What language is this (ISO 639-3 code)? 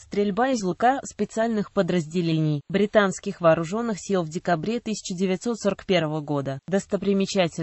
rus